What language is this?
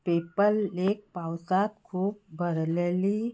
Konkani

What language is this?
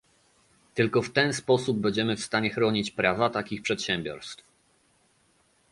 Polish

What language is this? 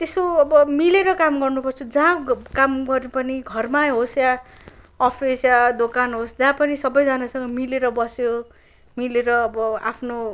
Nepali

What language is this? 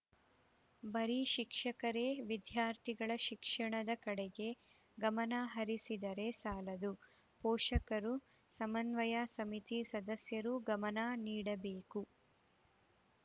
Kannada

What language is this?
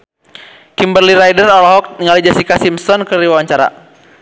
Sundanese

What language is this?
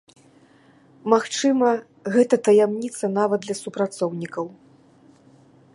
Belarusian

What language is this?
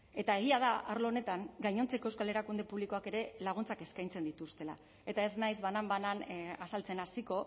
Basque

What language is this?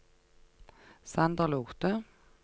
Norwegian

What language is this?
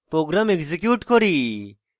Bangla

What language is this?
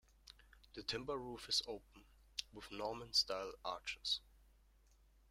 English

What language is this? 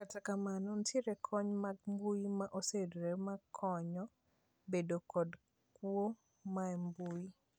Luo (Kenya and Tanzania)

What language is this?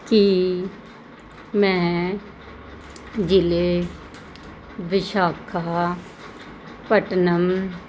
Punjabi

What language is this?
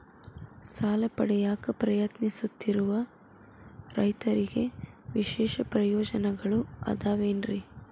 Kannada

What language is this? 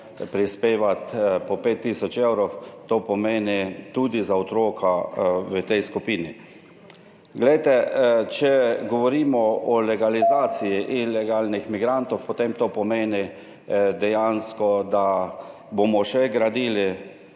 Slovenian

